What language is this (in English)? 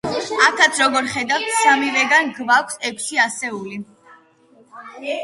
Georgian